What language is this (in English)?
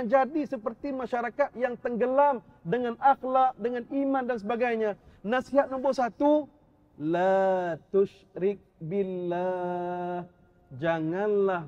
Malay